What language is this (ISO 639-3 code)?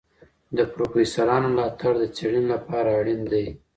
pus